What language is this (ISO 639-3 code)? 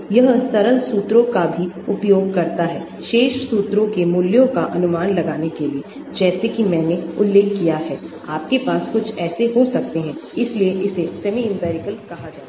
hin